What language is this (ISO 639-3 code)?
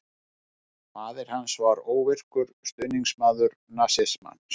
isl